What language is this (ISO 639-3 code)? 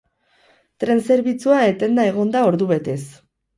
eus